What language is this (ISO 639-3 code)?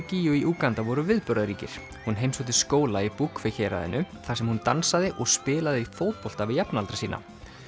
isl